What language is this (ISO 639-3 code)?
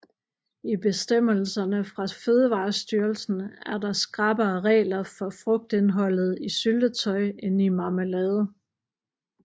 dan